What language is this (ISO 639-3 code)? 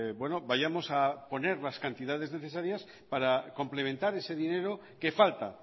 spa